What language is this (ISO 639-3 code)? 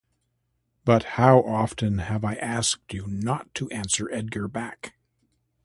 eng